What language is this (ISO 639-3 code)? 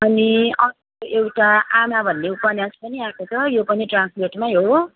nep